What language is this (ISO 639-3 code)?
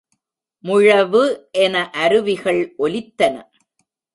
tam